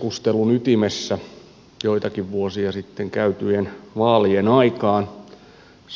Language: Finnish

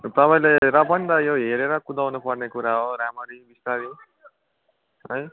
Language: Nepali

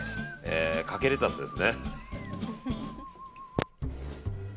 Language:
Japanese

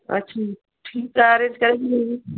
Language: Sindhi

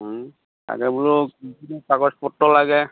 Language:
Assamese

